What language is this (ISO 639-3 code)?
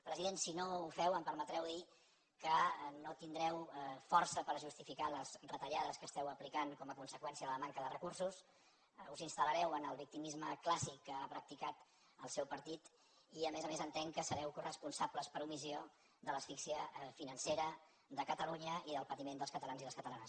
cat